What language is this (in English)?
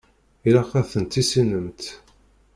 Kabyle